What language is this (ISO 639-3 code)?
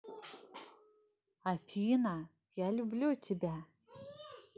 rus